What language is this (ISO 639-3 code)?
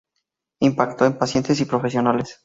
spa